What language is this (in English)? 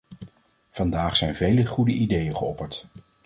Dutch